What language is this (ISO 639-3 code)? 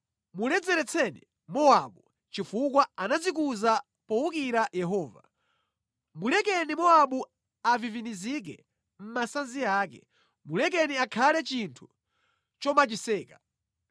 nya